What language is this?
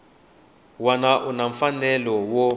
Tsonga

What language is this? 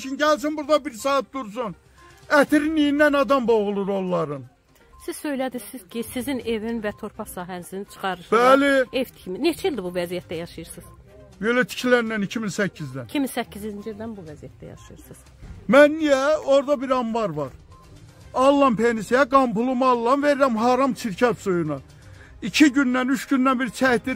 Turkish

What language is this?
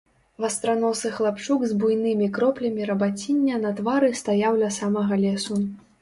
Belarusian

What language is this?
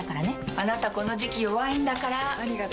Japanese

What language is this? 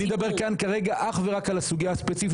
Hebrew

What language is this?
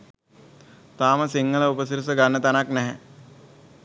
Sinhala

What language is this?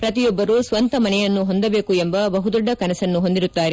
Kannada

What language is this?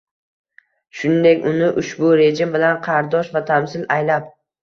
Uzbek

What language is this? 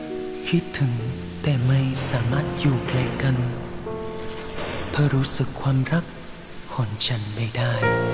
Vietnamese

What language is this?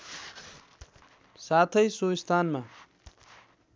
Nepali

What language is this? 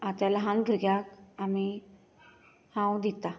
Konkani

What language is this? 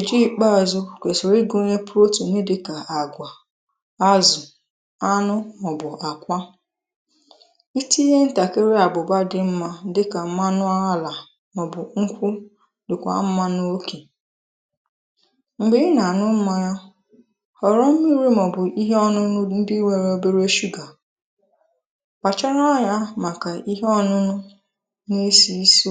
Igbo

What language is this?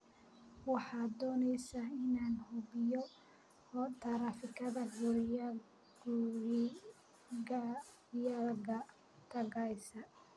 Somali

